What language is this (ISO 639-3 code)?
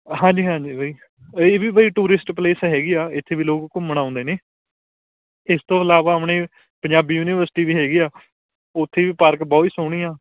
pan